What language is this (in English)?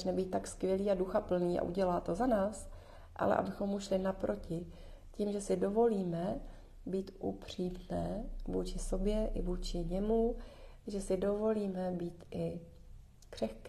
Czech